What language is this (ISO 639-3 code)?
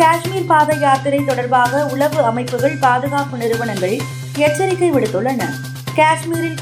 tam